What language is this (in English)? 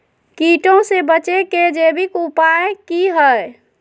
Magahi